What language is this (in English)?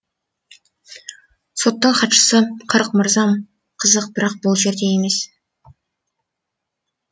Kazakh